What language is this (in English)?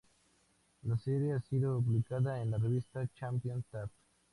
Spanish